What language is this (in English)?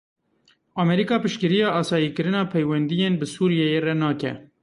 Kurdish